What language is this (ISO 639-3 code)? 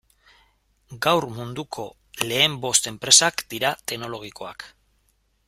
eus